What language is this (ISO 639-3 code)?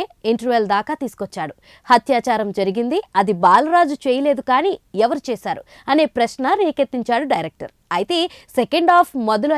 tel